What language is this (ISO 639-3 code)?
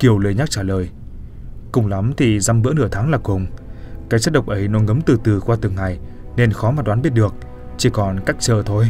vie